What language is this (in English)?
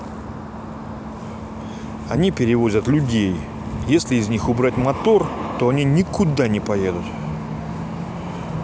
Russian